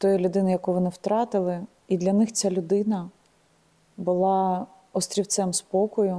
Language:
Ukrainian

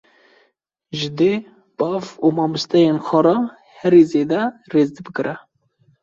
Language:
Kurdish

